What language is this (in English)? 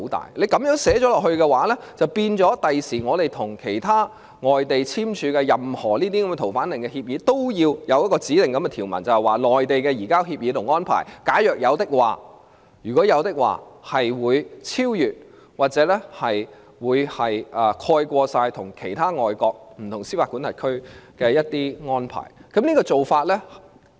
Cantonese